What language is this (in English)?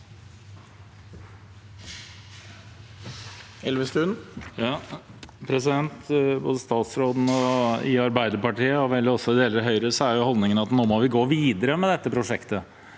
Norwegian